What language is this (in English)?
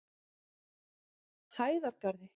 Icelandic